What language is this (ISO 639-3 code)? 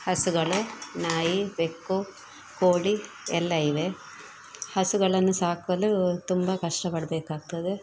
kan